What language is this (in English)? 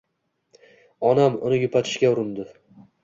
Uzbek